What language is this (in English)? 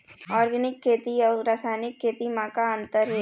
Chhattisgarhi